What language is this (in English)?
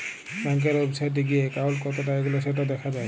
Bangla